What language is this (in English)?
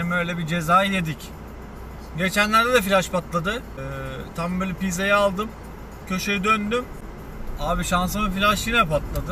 Turkish